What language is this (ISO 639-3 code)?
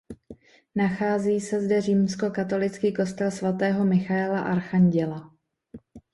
ces